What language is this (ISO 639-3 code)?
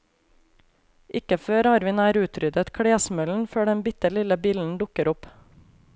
nor